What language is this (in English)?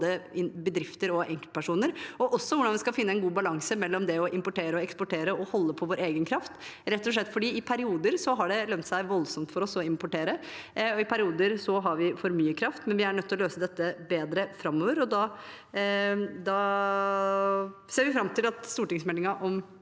Norwegian